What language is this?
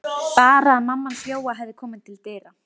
Icelandic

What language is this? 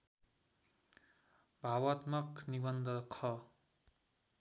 Nepali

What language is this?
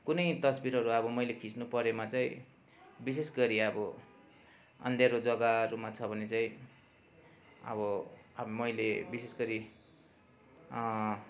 Nepali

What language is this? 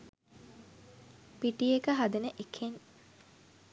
Sinhala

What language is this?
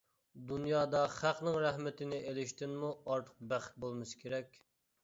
Uyghur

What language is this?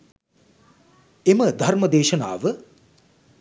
Sinhala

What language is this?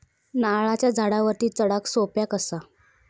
Marathi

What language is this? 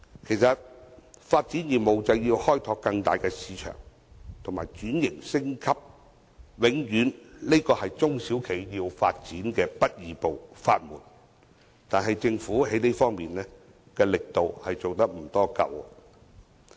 Cantonese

